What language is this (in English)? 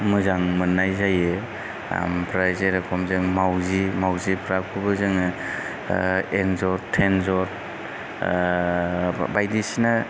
Bodo